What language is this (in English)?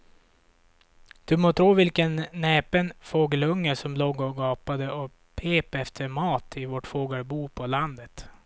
Swedish